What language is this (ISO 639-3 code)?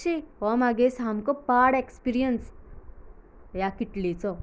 kok